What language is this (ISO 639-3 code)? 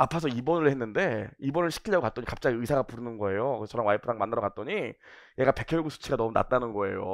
kor